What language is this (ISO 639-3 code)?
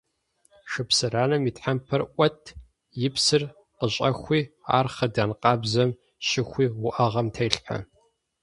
kbd